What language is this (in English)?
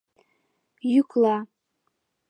Mari